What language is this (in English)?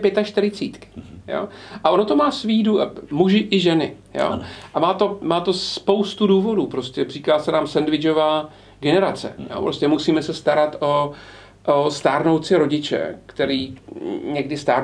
Czech